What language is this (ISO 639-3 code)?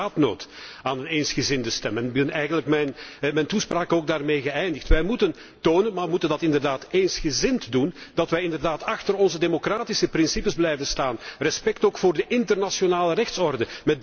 nld